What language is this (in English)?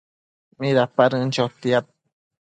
Matsés